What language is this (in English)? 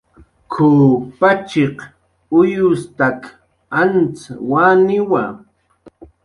Jaqaru